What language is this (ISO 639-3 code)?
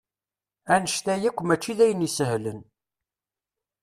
kab